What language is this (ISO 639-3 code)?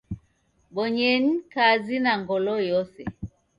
dav